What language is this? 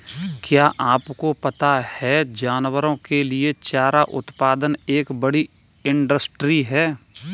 Hindi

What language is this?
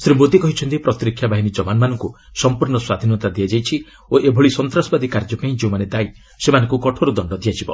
Odia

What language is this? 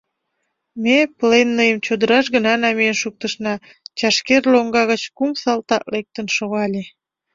Mari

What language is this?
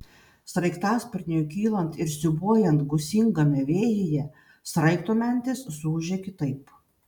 Lithuanian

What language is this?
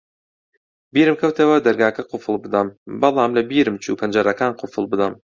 Central Kurdish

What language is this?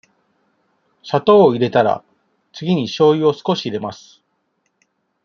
Japanese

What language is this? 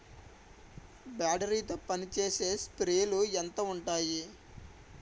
Telugu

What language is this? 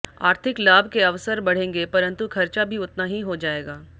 Hindi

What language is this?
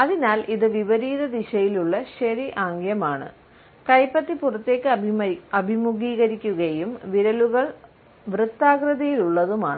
Malayalam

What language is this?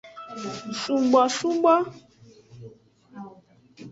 Aja (Benin)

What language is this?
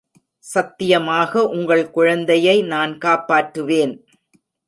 Tamil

